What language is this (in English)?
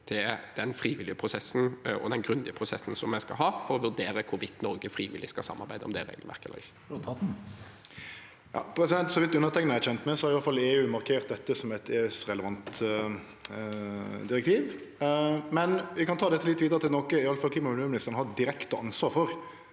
Norwegian